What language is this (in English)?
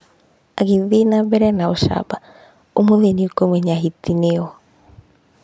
Kikuyu